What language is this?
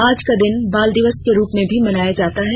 Hindi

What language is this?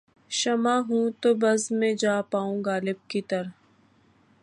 Urdu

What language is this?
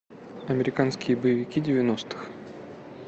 Russian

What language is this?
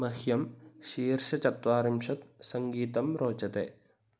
Sanskrit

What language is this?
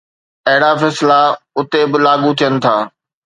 Sindhi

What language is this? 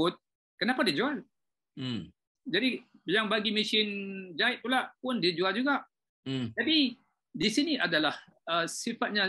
Malay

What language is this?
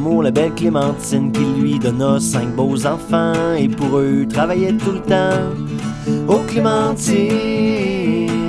French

